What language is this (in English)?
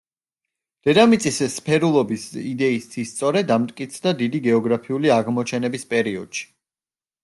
Georgian